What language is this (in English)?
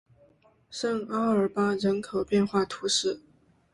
Chinese